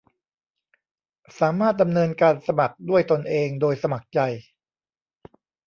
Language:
Thai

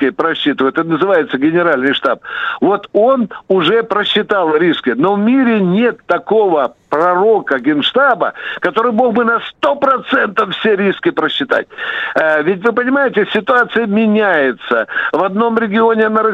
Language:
Russian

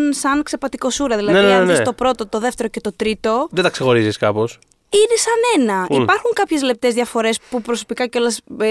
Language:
Greek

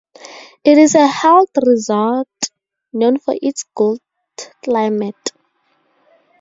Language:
English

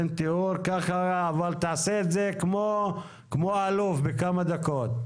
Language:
Hebrew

